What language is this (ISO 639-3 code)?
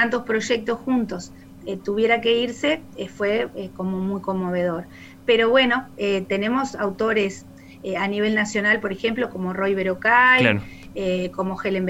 spa